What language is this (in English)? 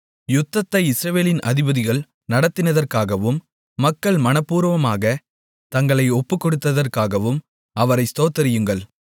Tamil